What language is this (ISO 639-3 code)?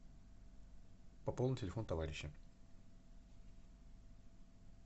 rus